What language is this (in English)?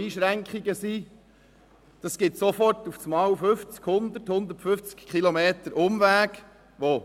Swiss German